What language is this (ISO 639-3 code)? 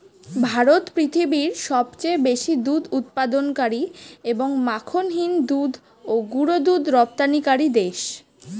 ben